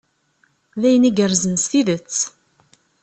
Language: Kabyle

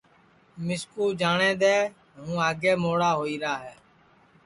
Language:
Sansi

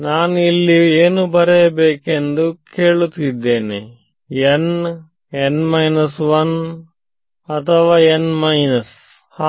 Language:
Kannada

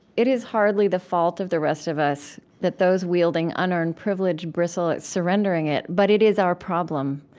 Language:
English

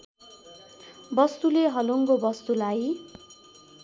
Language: Nepali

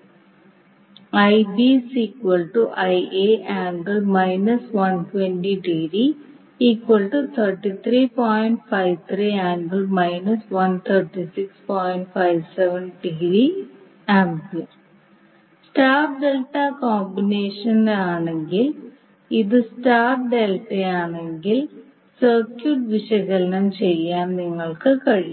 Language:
Malayalam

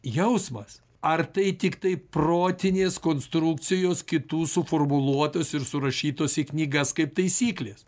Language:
Lithuanian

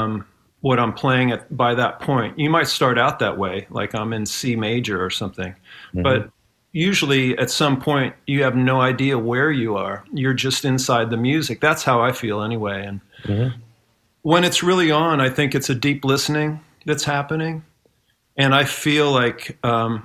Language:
English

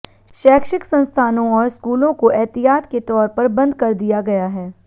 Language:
Hindi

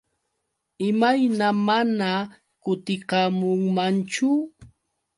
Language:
Yauyos Quechua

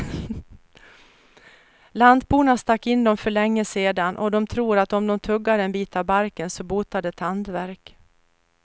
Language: Swedish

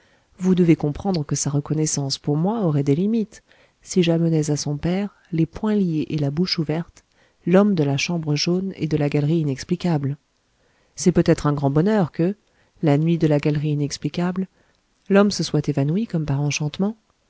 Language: French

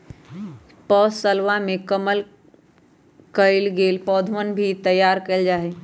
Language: Magahi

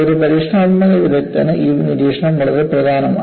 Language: Malayalam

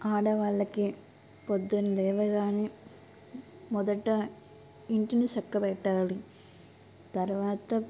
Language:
Telugu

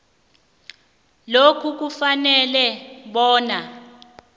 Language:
South Ndebele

